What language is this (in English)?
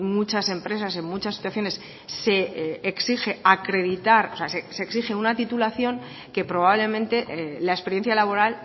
Spanish